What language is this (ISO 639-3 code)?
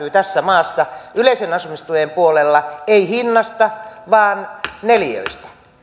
fin